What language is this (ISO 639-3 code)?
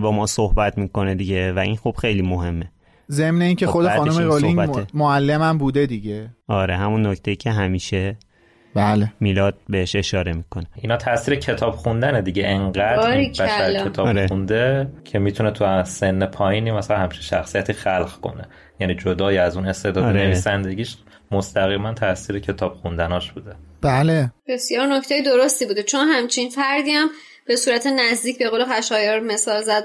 fas